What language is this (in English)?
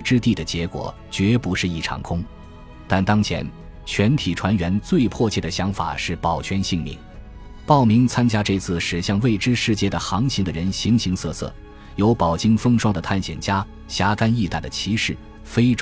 Chinese